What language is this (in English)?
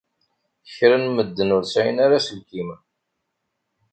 Kabyle